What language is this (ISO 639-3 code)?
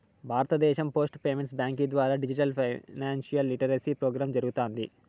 tel